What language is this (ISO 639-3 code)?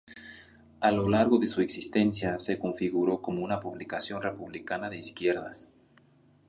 spa